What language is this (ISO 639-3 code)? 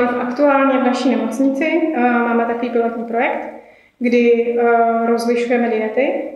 ces